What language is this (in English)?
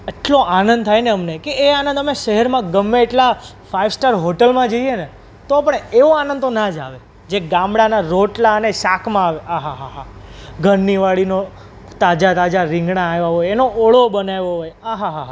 Gujarati